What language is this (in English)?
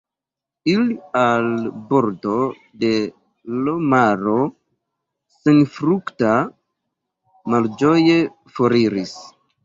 Esperanto